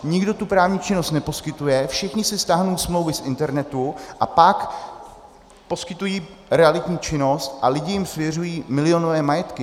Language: Czech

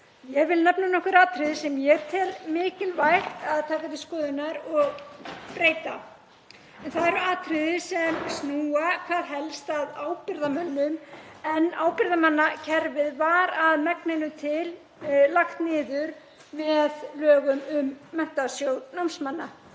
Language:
Icelandic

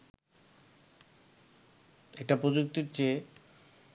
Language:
Bangla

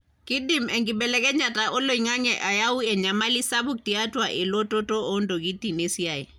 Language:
Masai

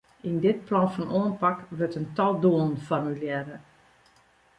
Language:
Western Frisian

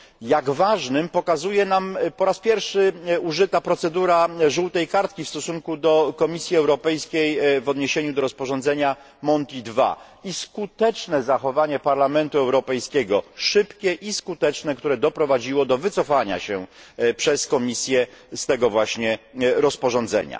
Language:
Polish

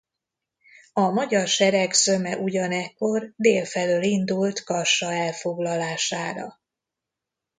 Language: Hungarian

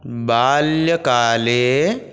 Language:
Sanskrit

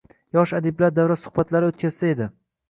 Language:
Uzbek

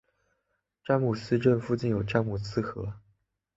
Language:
Chinese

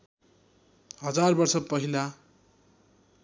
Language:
Nepali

